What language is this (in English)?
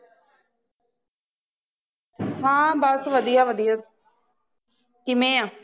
Punjabi